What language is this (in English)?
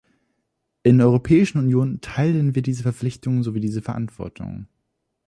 German